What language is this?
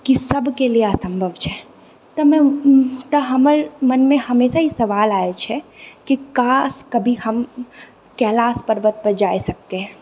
Maithili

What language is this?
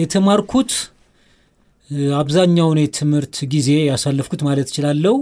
Amharic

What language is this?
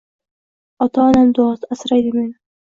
Uzbek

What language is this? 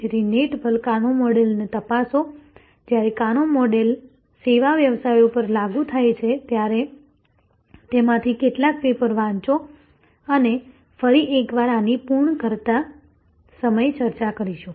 Gujarati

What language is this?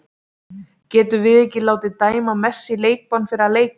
Icelandic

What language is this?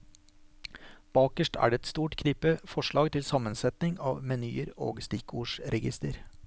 Norwegian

